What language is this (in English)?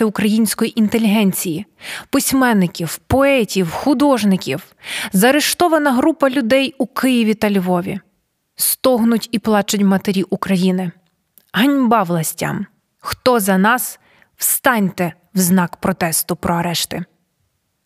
Ukrainian